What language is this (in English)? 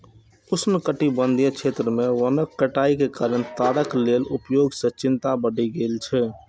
Maithili